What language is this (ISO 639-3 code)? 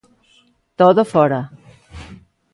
glg